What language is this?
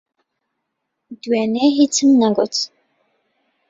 Central Kurdish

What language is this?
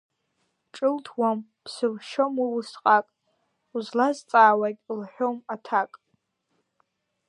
Abkhazian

